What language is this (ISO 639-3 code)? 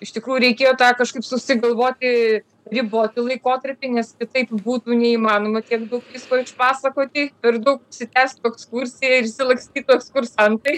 lit